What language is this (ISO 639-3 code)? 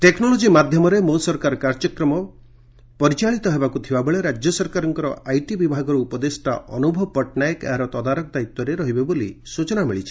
ori